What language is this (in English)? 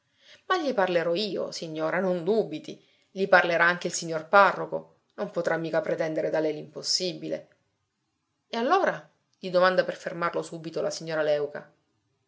Italian